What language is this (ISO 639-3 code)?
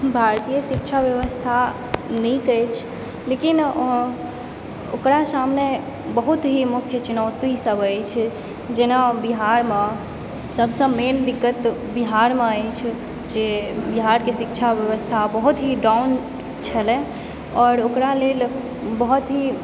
mai